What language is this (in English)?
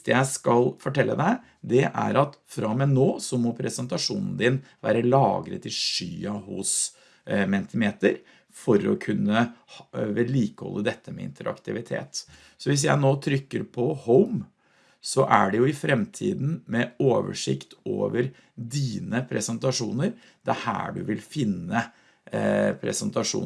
Norwegian